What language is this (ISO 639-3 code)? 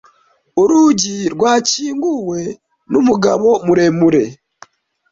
kin